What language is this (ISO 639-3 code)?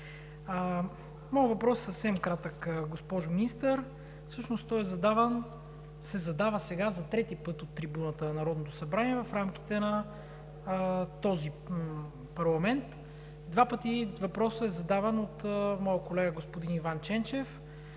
bul